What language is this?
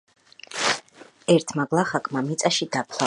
Georgian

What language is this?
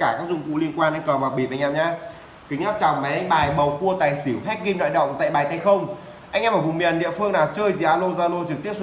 Vietnamese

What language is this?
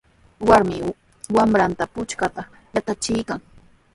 Sihuas Ancash Quechua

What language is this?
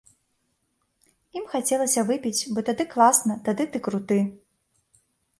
Belarusian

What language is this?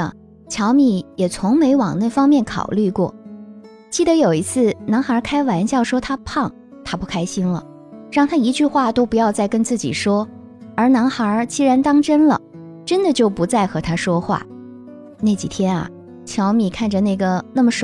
Chinese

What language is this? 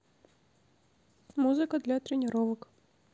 Russian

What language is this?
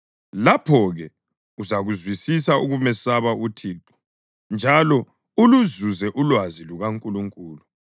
North Ndebele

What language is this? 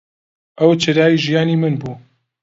Central Kurdish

